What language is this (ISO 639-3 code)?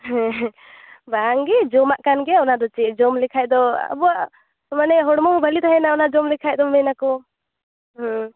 sat